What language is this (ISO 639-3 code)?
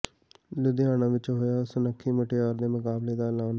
pan